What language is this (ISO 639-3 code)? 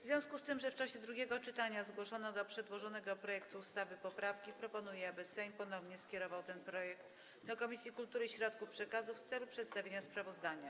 pol